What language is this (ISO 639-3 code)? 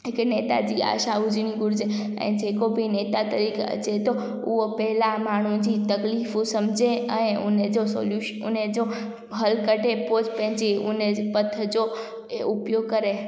snd